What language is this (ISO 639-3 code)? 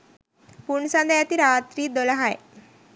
sin